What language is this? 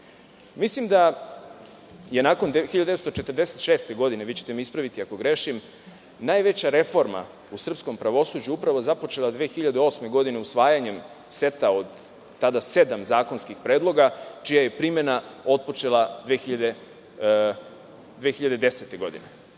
Serbian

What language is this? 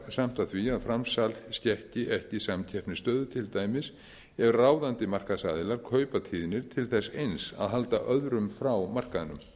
Icelandic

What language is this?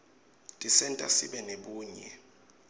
Swati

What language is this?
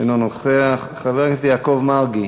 Hebrew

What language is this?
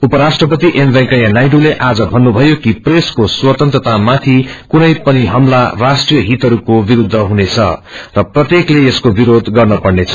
Nepali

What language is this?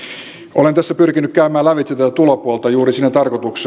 Finnish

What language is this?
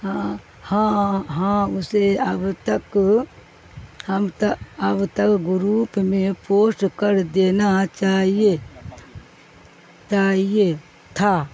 Urdu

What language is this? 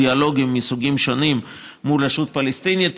Hebrew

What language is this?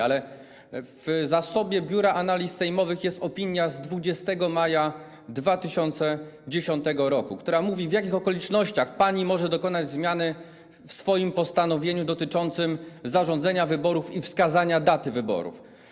Polish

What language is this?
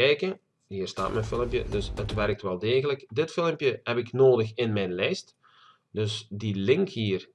Dutch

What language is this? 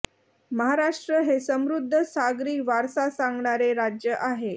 Marathi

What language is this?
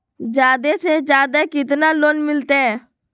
Magahi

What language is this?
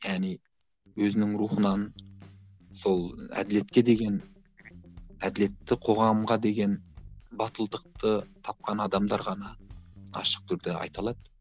Kazakh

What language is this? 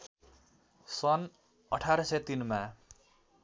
Nepali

